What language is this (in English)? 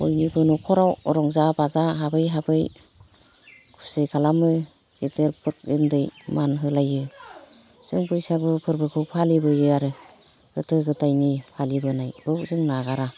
Bodo